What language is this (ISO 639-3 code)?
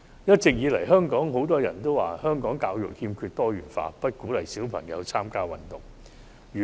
yue